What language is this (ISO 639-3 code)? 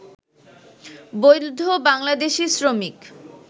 ben